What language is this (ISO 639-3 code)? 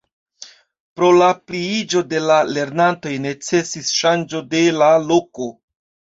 epo